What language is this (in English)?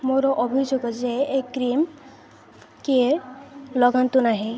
Odia